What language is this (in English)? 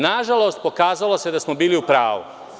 Serbian